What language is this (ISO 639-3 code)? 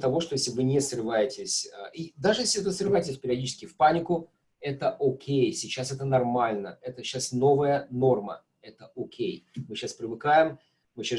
rus